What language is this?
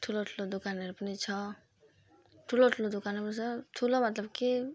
Nepali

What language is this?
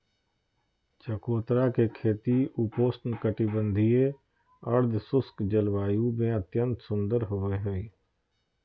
Magahi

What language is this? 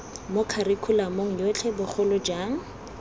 Tswana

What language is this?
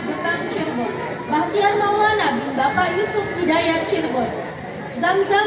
Indonesian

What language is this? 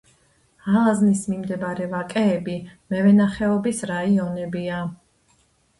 Georgian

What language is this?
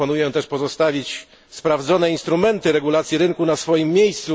Polish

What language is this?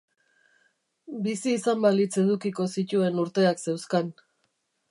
Basque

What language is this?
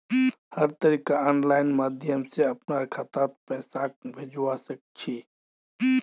Magahi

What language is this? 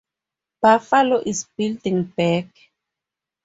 English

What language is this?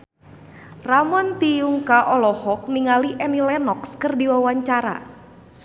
Sundanese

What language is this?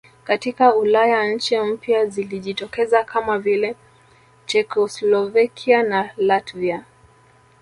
Swahili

